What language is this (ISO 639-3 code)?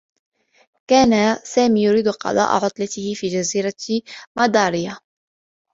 ara